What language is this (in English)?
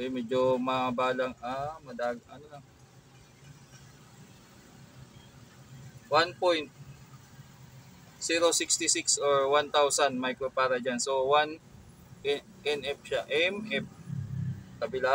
Filipino